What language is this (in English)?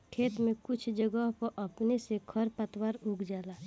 Bhojpuri